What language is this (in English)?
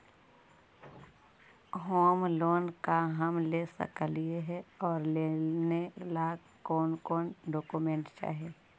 Magahi